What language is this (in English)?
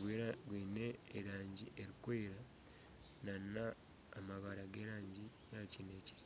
Nyankole